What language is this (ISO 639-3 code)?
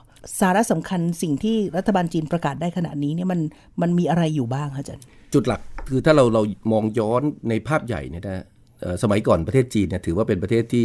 tha